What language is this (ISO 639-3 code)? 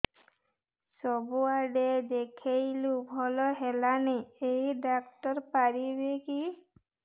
ori